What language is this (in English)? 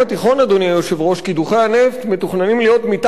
Hebrew